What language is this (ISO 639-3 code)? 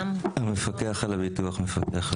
heb